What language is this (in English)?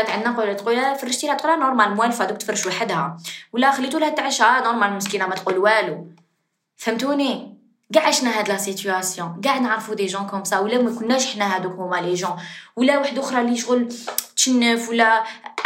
Arabic